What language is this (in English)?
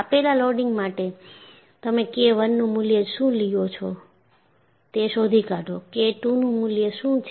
Gujarati